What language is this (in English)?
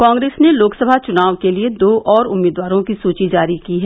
Hindi